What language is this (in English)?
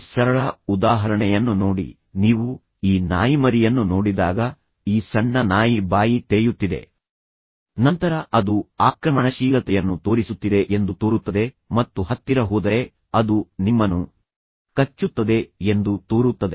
Kannada